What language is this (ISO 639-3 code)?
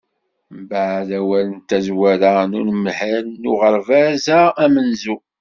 kab